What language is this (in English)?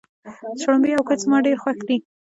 Pashto